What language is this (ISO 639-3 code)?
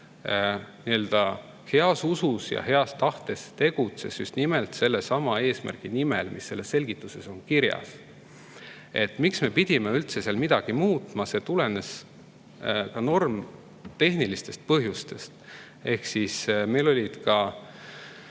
est